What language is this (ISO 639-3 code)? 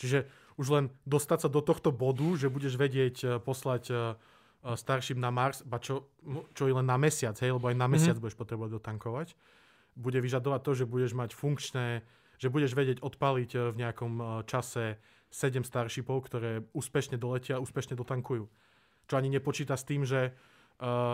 slk